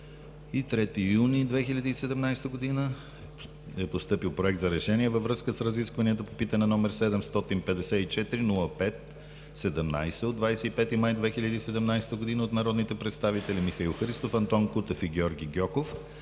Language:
Bulgarian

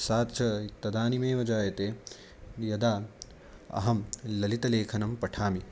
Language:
Sanskrit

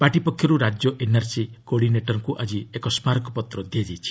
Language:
Odia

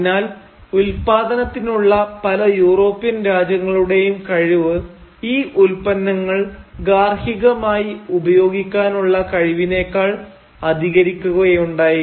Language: Malayalam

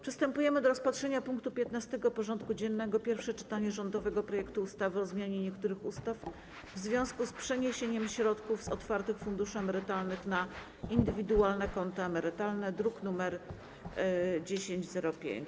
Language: Polish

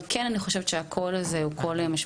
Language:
Hebrew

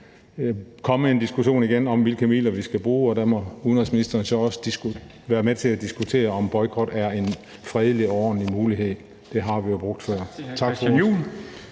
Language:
Danish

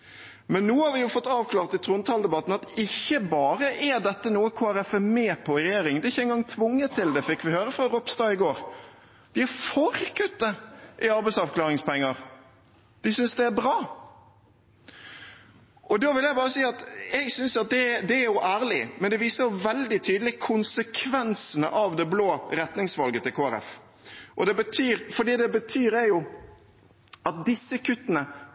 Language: Norwegian Bokmål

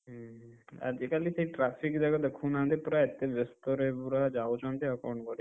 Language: Odia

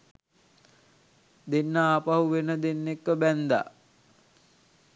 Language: Sinhala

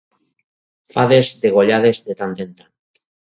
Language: Catalan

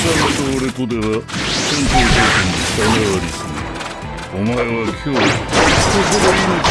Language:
Japanese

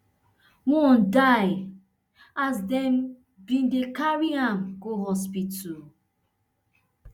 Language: Nigerian Pidgin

